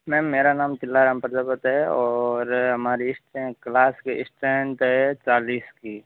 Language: Hindi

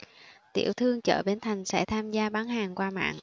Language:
Vietnamese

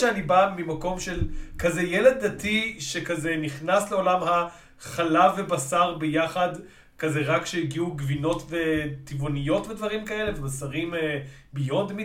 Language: Hebrew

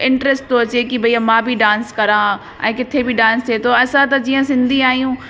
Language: Sindhi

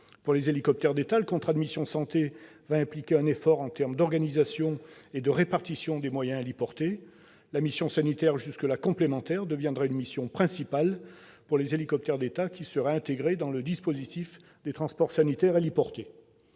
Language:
French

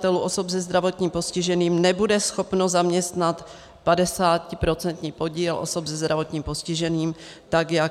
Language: Czech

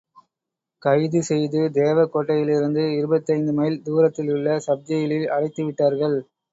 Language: Tamil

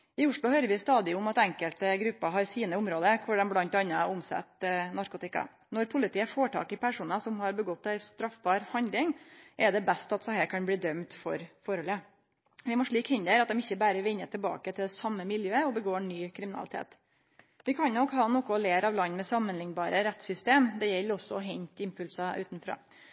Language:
Norwegian Nynorsk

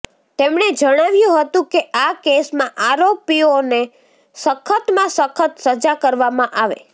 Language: Gujarati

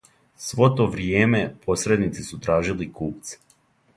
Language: Serbian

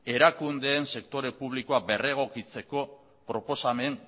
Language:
Basque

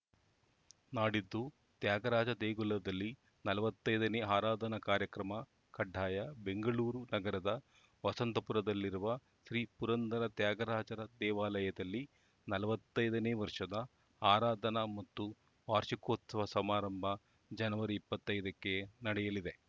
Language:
Kannada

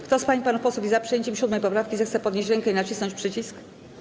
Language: Polish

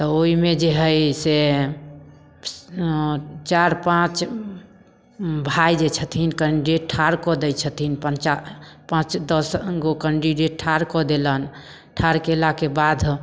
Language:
Maithili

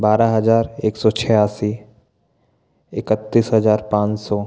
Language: Hindi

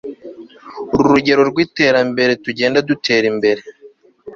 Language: Kinyarwanda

